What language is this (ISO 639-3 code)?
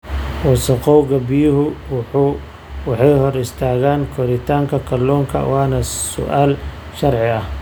som